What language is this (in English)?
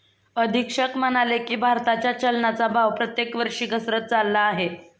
Marathi